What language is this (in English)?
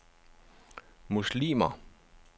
Danish